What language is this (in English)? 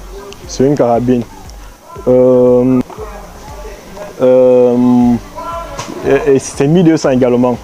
French